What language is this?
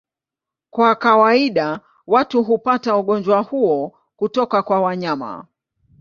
Swahili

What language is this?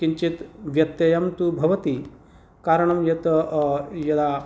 Sanskrit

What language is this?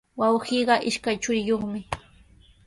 Sihuas Ancash Quechua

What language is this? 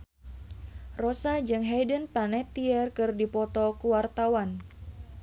Sundanese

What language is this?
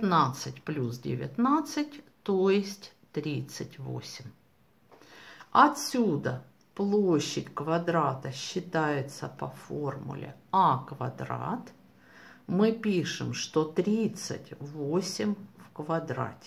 Russian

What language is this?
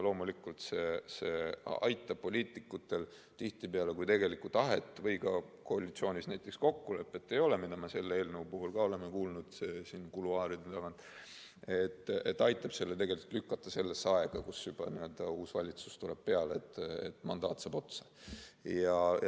Estonian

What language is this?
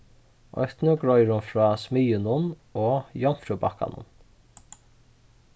Faroese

